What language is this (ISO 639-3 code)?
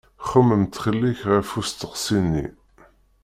kab